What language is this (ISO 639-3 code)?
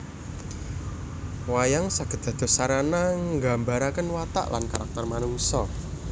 jav